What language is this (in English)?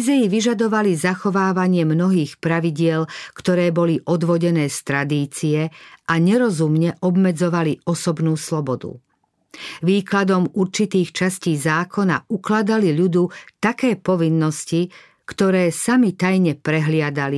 Slovak